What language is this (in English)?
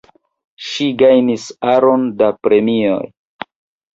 Esperanto